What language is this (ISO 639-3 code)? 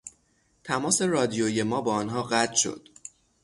fas